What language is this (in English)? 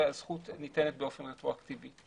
Hebrew